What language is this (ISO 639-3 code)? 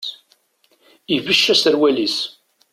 kab